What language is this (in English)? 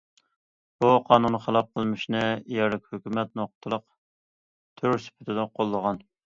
Uyghur